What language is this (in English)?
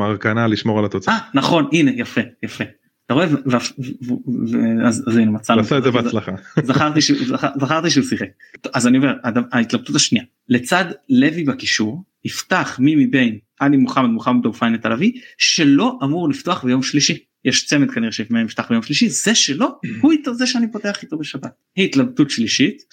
Hebrew